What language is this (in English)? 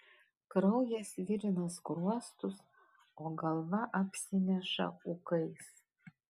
Lithuanian